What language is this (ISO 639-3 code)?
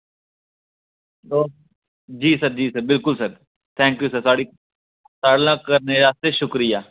doi